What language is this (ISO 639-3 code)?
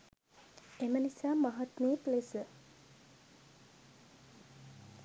sin